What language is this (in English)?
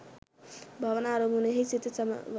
Sinhala